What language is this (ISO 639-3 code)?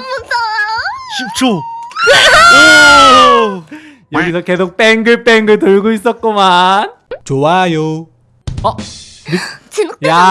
kor